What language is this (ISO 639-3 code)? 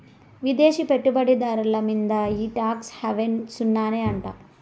tel